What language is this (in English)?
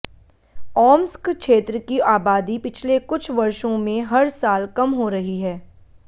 Hindi